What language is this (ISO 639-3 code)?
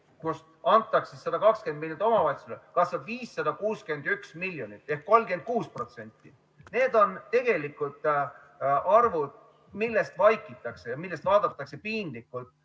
est